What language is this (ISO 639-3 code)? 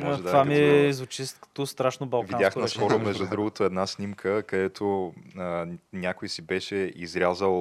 bul